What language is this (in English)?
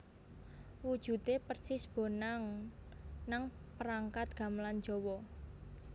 Javanese